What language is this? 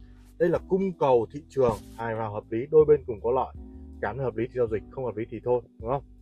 Vietnamese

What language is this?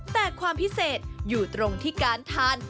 Thai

